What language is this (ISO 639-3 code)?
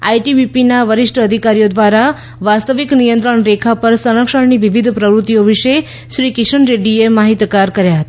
guj